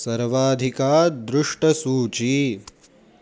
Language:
Sanskrit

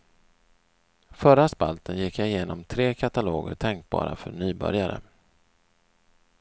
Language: Swedish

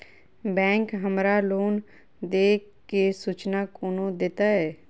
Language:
Maithili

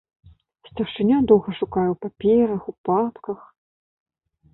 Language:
Belarusian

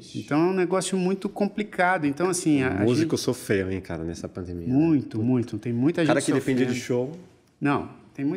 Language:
Portuguese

